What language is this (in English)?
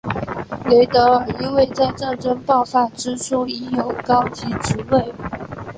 Chinese